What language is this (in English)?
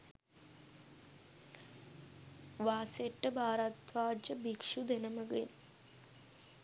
Sinhala